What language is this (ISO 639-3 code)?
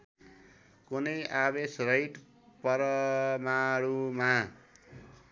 nep